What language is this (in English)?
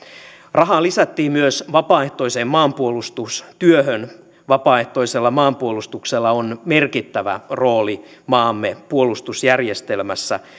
Finnish